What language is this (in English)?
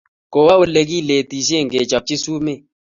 Kalenjin